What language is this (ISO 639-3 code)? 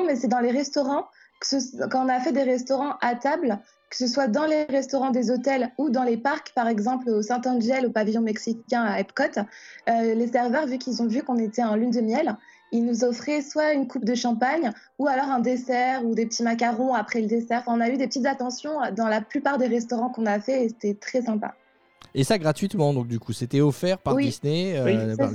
fra